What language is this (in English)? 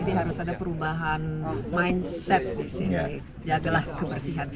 Indonesian